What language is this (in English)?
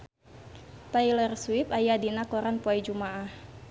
Sundanese